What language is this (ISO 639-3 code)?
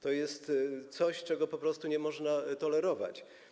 pol